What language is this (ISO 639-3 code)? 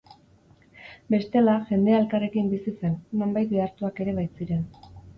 eus